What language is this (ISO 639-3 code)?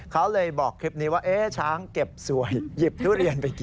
tha